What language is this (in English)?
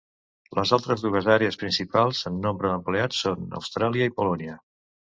Catalan